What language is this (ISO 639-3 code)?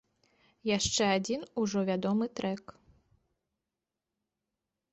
bel